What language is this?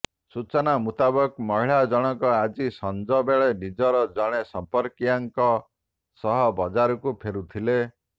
Odia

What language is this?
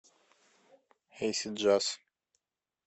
Russian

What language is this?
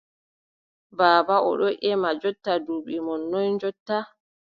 Adamawa Fulfulde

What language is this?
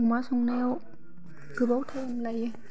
Bodo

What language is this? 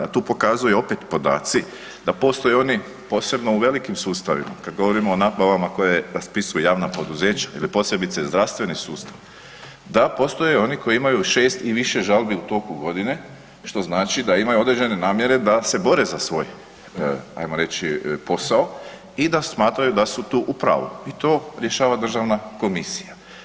Croatian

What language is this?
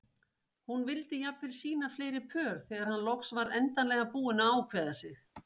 Icelandic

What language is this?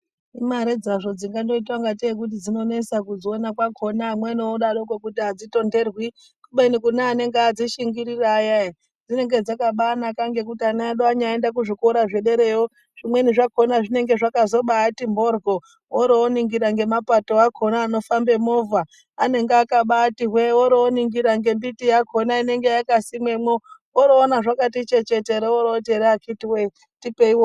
Ndau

